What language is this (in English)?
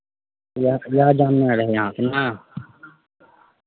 Maithili